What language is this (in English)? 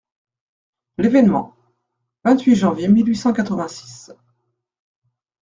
French